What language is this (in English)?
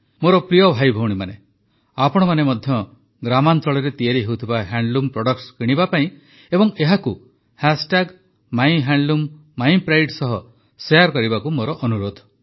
Odia